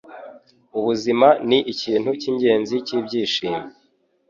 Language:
Kinyarwanda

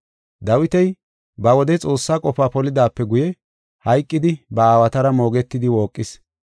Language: Gofa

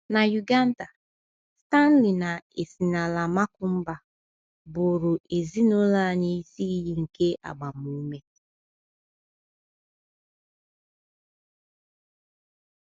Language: Igbo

